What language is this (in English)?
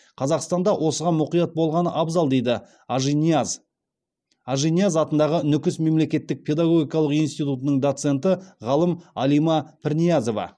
Kazakh